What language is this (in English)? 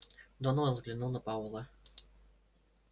Russian